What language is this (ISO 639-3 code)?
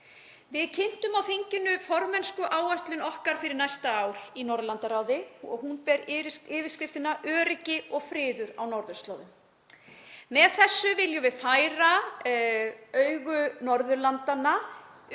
isl